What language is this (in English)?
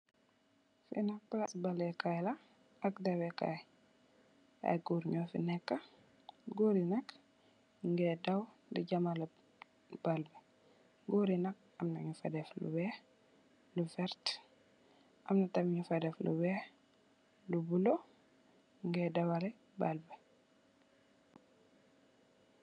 Wolof